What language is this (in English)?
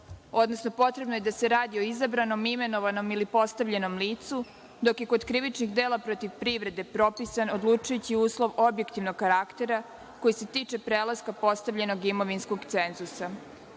Serbian